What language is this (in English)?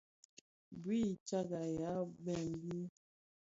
Bafia